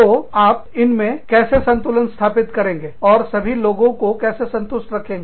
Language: Hindi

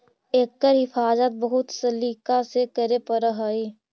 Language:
Magahi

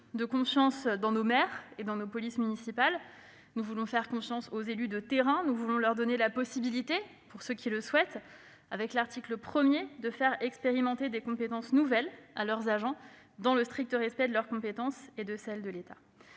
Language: French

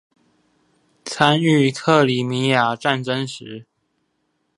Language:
Chinese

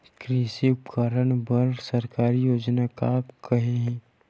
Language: Chhattisgarhi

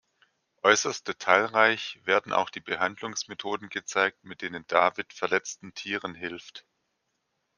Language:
German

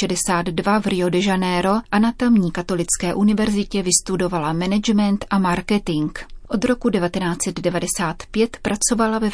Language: Czech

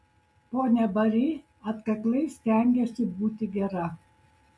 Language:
Lithuanian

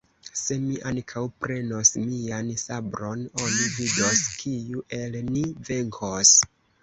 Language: Esperanto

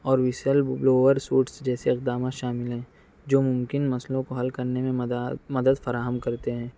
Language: Urdu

